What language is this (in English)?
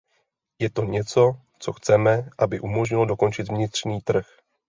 Czech